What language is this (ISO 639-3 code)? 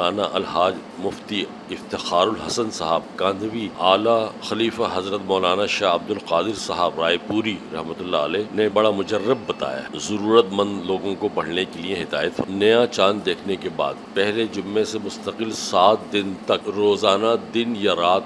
urd